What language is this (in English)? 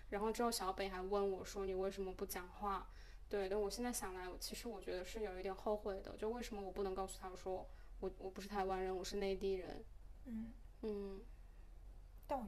Chinese